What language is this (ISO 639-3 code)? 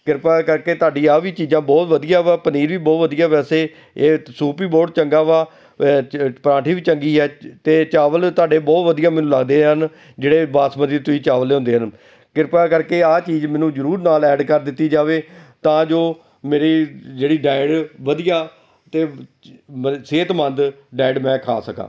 pan